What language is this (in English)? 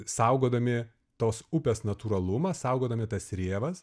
Lithuanian